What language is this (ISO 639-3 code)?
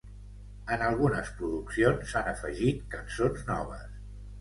cat